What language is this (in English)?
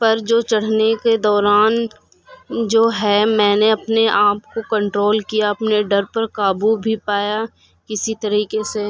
Urdu